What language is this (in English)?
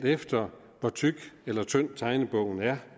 Danish